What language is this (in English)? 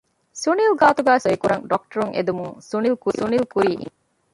Divehi